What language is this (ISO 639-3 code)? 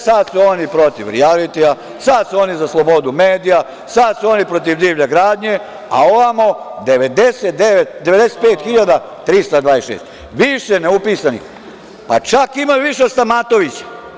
srp